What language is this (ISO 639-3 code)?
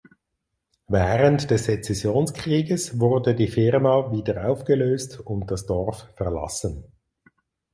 deu